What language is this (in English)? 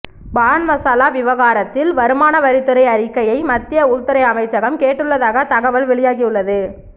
Tamil